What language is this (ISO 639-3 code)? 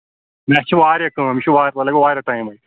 kas